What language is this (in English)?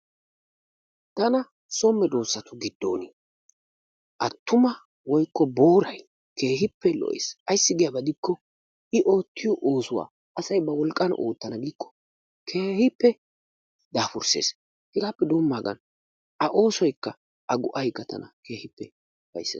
Wolaytta